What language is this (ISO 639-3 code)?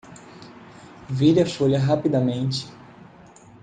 por